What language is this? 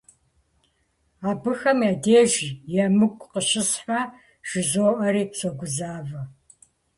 Kabardian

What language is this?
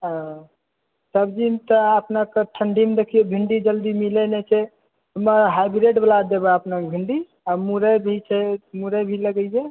Maithili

